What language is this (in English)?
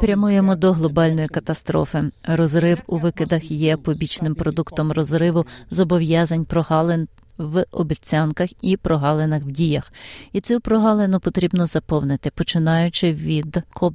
Ukrainian